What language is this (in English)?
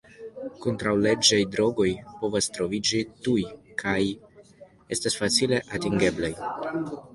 Esperanto